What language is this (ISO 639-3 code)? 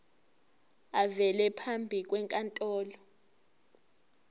zul